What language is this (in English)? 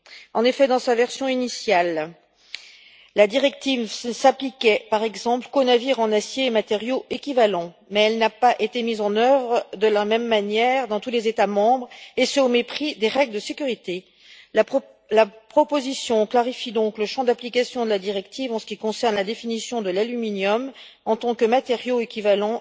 French